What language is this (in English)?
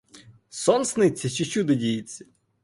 Ukrainian